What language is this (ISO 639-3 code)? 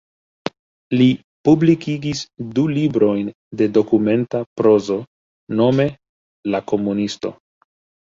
epo